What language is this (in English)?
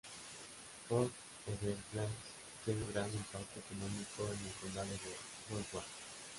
Spanish